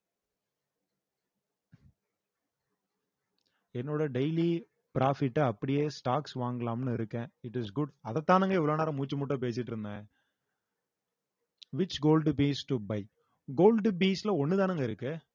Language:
Tamil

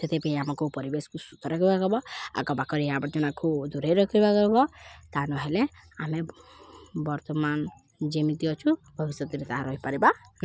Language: Odia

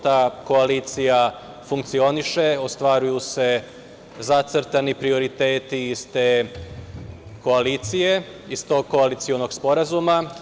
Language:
Serbian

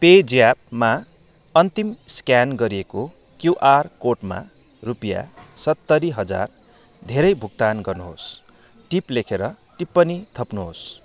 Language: Nepali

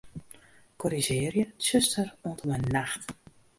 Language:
Western Frisian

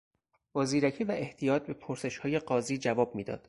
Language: Persian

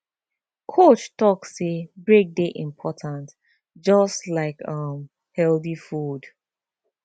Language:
Nigerian Pidgin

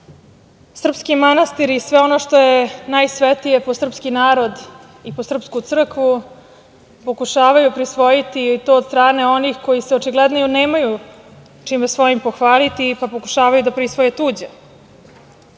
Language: Serbian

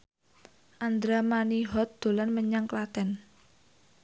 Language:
Javanese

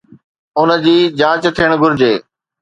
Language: Sindhi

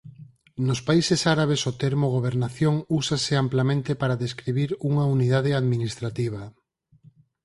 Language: Galician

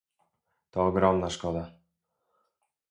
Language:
Polish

